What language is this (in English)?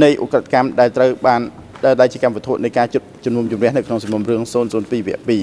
Thai